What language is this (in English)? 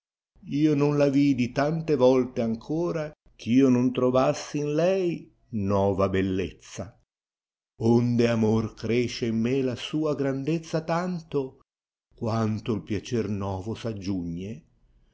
Italian